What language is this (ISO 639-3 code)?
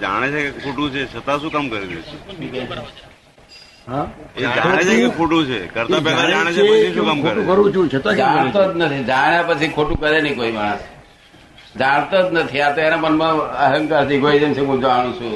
guj